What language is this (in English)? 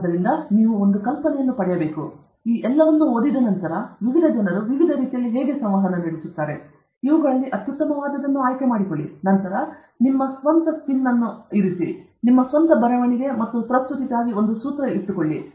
Kannada